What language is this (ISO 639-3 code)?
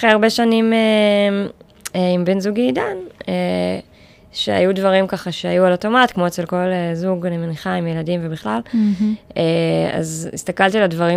heb